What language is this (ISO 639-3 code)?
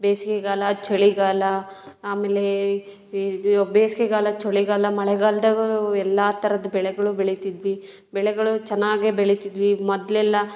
kan